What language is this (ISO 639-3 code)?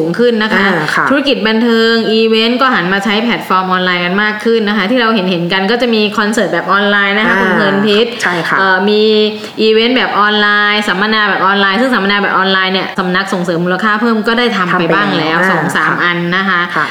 tha